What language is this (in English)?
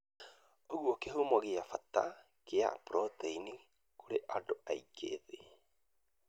Kikuyu